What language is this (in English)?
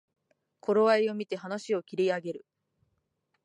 Japanese